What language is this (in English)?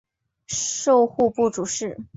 Chinese